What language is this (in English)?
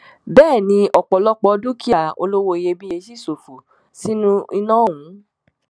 Yoruba